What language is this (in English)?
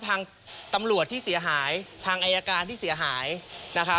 Thai